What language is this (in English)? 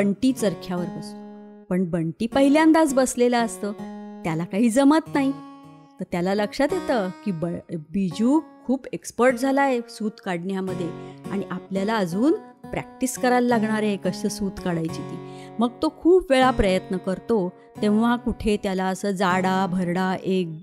Marathi